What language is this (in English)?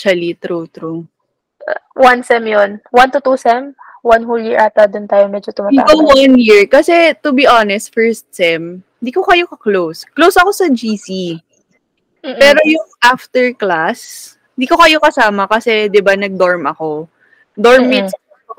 Filipino